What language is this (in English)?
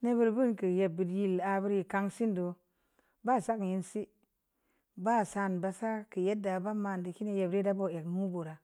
Samba Leko